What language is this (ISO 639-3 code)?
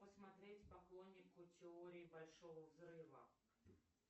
rus